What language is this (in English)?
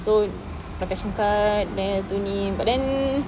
English